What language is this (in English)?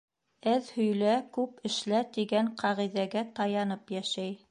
Bashkir